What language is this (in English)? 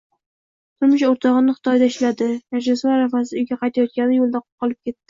Uzbek